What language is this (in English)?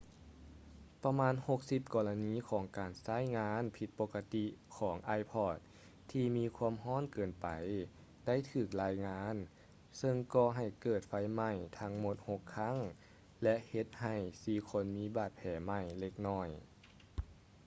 Lao